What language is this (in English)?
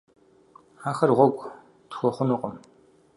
Kabardian